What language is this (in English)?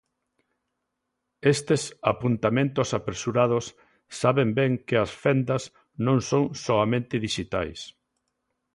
Galician